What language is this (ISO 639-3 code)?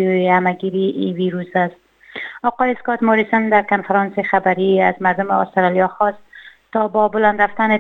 fas